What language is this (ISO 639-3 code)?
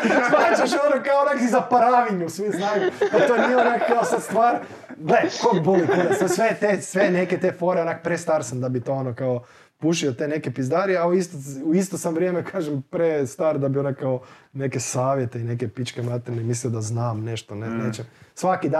hrv